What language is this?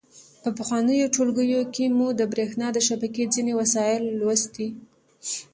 Pashto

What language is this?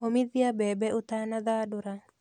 Kikuyu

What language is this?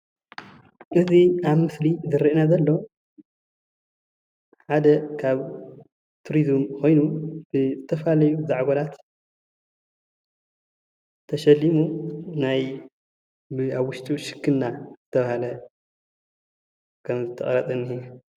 Tigrinya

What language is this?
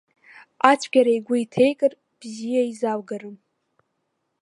Abkhazian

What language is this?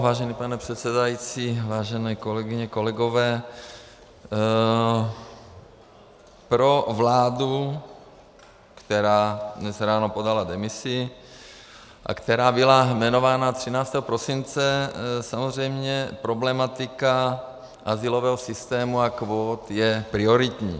Czech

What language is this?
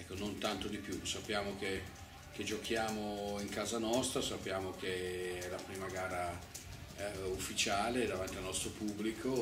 Italian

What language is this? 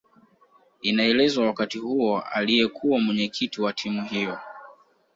Swahili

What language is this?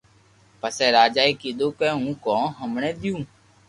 Loarki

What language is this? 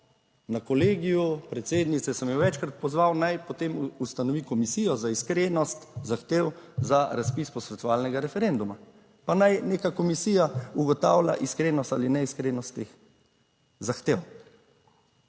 Slovenian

